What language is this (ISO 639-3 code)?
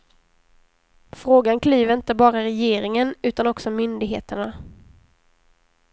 swe